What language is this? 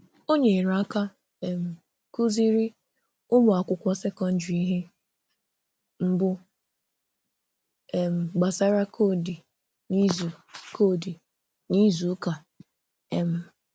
Igbo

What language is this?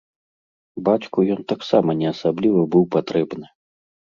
Belarusian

